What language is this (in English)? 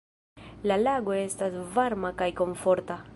Esperanto